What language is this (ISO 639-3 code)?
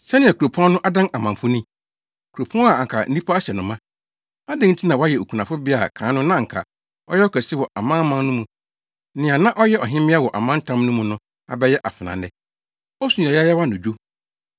aka